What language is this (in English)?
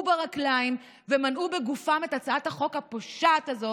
Hebrew